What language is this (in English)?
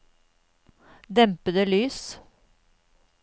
Norwegian